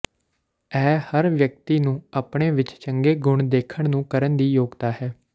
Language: Punjabi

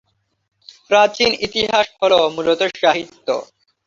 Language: Bangla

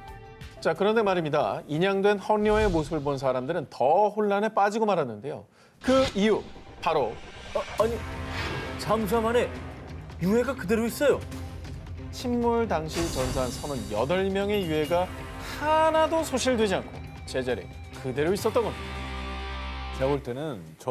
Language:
Korean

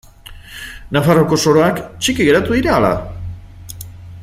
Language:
Basque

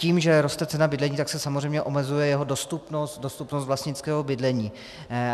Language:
Czech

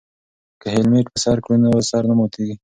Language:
Pashto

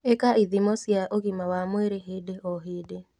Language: Kikuyu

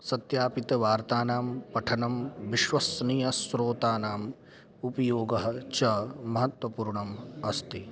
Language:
Sanskrit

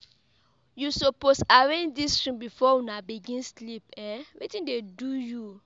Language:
Nigerian Pidgin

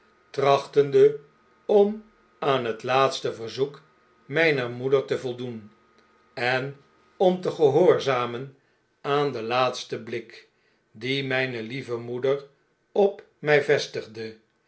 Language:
Dutch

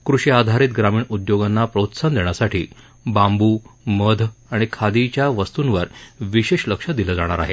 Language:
Marathi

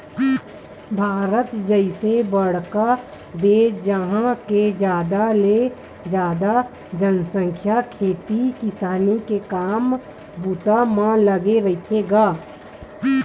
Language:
Chhattisgarhi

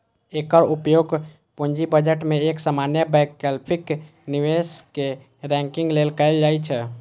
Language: Maithili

